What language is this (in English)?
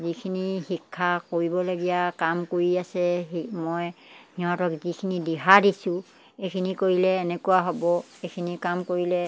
Assamese